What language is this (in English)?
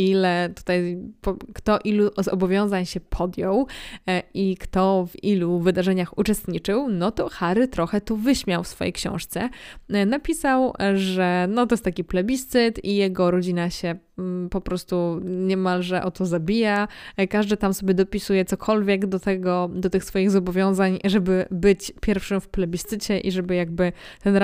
Polish